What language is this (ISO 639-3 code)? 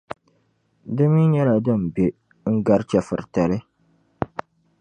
dag